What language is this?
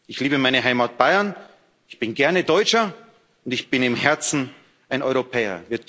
German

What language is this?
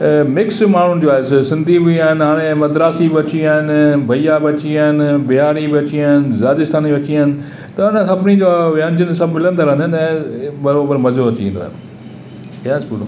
Sindhi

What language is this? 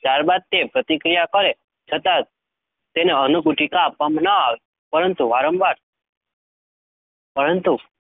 Gujarati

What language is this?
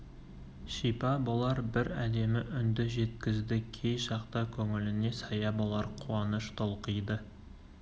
Kazakh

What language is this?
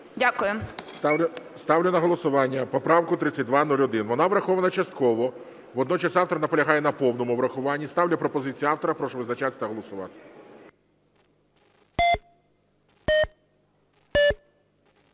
Ukrainian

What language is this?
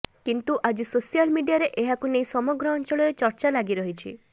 Odia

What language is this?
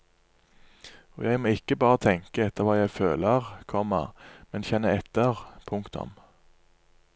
Norwegian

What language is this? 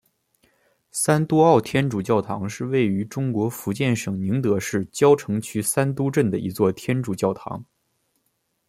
Chinese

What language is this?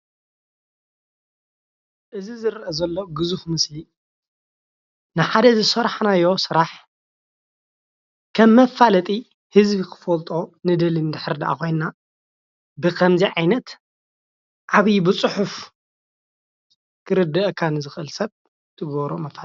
Tigrinya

